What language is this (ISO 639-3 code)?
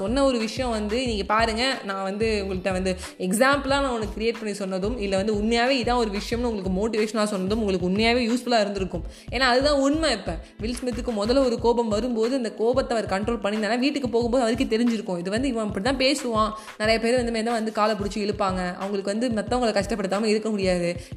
tam